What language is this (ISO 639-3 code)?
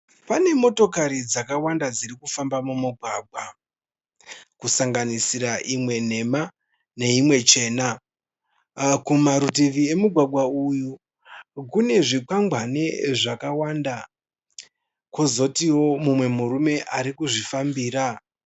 sna